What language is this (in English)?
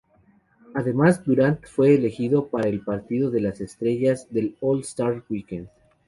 Spanish